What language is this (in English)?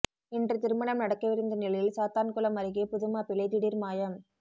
Tamil